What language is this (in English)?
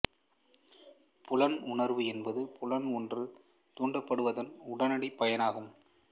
Tamil